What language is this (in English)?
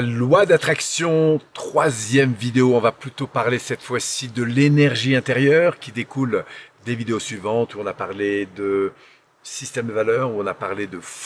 French